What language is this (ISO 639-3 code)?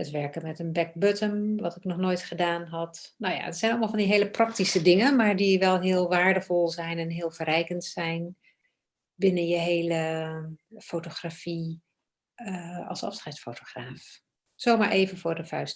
nld